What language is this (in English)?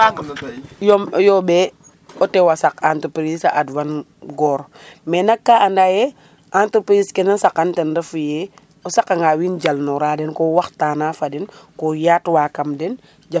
Serer